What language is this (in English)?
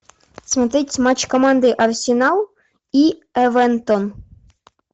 Russian